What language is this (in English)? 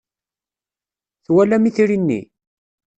Kabyle